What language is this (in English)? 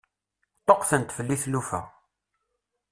Kabyle